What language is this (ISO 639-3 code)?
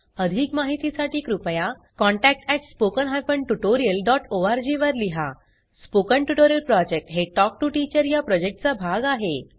mar